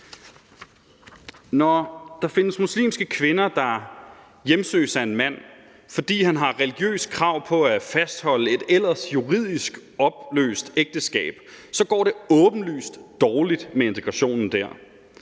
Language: Danish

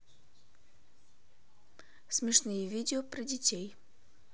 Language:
Russian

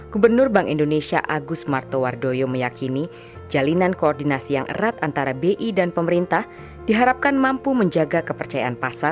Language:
Indonesian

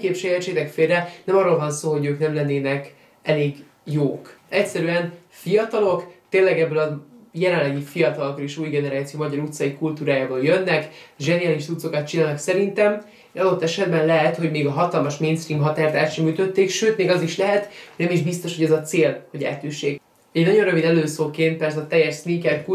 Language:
Hungarian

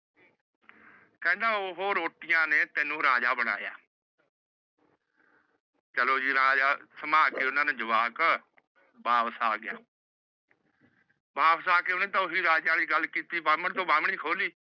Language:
Punjabi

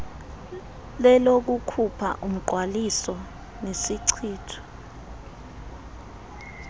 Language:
Xhosa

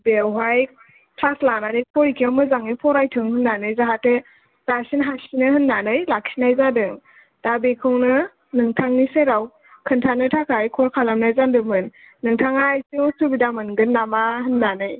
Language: Bodo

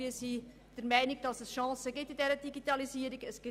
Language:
Swiss German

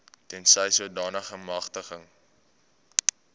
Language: Afrikaans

